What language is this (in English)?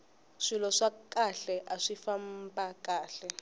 Tsonga